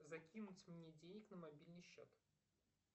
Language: Russian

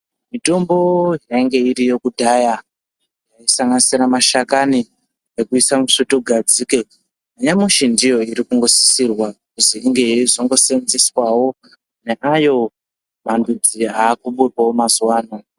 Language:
Ndau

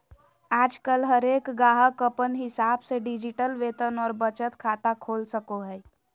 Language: Magahi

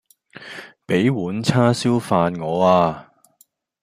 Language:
Cantonese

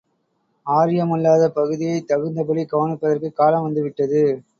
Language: Tamil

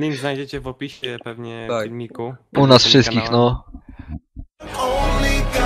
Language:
Polish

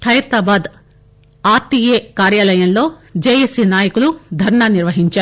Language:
Telugu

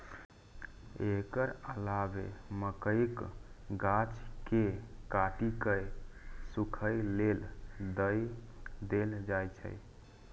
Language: Maithili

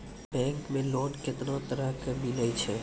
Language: Maithili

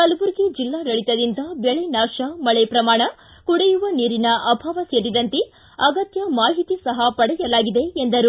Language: Kannada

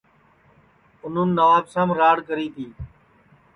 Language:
Sansi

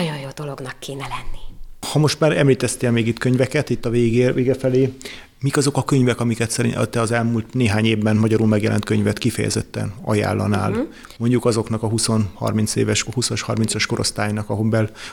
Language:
Hungarian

